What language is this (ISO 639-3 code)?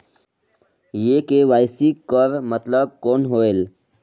hne